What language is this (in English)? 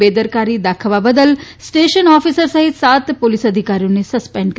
Gujarati